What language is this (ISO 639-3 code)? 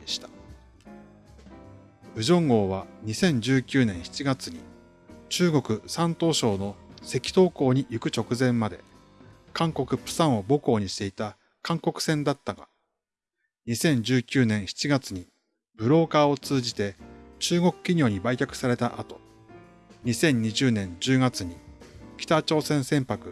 jpn